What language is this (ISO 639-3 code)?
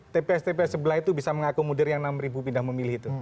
ind